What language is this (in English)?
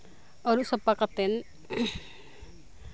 Santali